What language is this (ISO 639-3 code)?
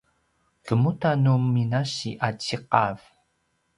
pwn